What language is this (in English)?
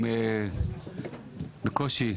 Hebrew